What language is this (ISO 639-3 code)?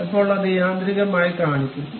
mal